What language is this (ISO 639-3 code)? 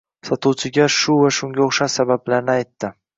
uzb